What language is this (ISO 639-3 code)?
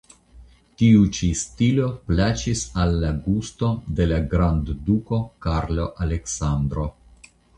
epo